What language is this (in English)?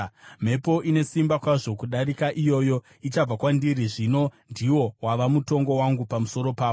Shona